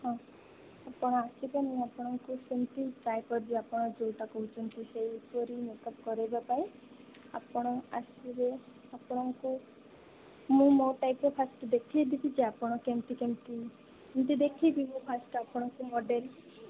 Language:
Odia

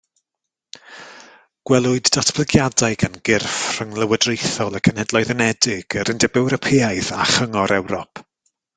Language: Welsh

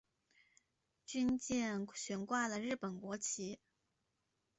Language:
Chinese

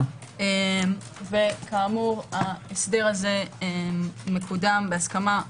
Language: Hebrew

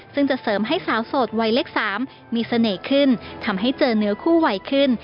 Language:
Thai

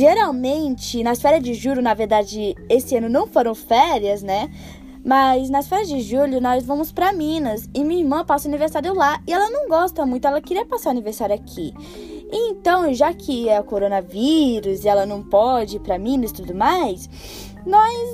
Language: Portuguese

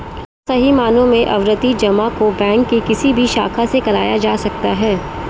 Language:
Hindi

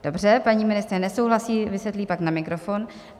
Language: Czech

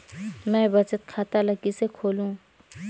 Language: Chhattisgarhi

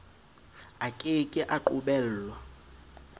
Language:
Southern Sotho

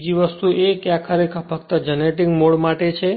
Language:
Gujarati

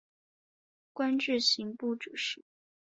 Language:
Chinese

